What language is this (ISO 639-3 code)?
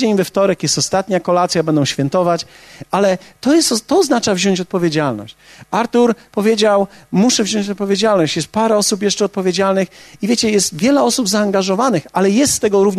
pol